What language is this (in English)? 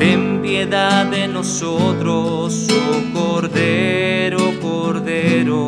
Spanish